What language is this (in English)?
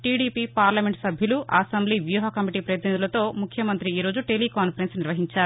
Telugu